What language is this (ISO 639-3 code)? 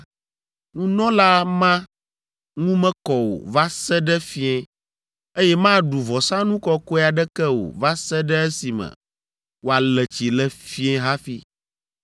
ewe